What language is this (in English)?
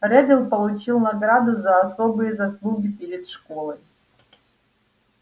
Russian